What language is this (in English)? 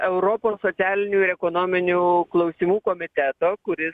Lithuanian